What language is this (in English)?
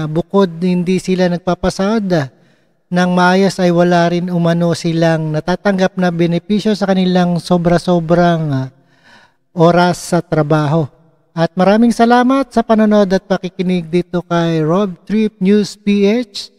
Filipino